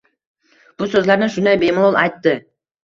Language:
Uzbek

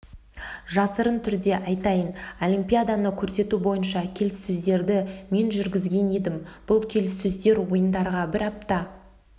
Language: Kazakh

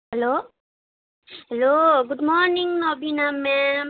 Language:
Nepali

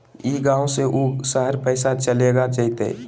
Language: Magahi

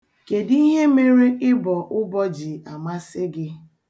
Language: Igbo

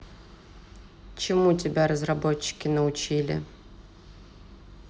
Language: Russian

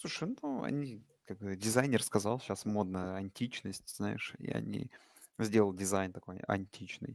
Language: Russian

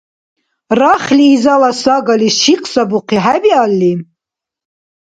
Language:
Dargwa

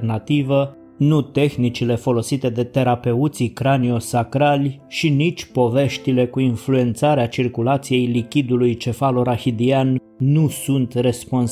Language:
Romanian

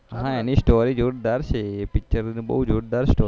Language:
Gujarati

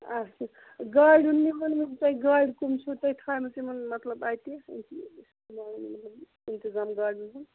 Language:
Kashmiri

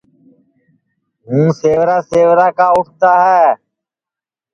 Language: Sansi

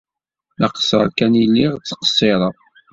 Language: Kabyle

